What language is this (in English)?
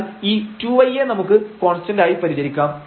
Malayalam